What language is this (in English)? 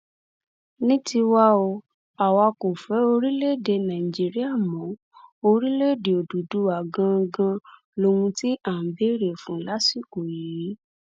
Yoruba